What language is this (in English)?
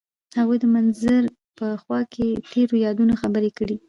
Pashto